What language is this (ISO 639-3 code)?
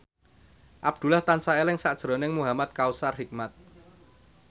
jav